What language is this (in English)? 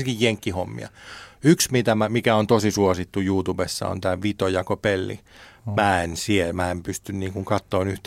Finnish